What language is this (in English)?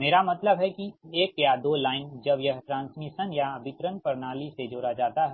Hindi